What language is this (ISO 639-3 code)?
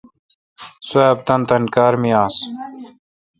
xka